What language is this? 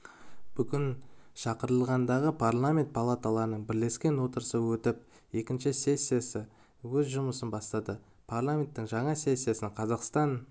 Kazakh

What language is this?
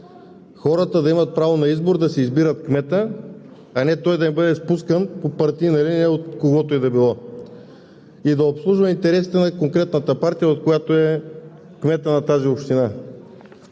Bulgarian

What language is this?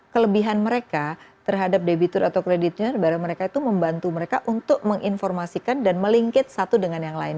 Indonesian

